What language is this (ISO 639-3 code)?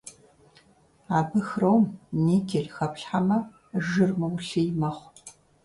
kbd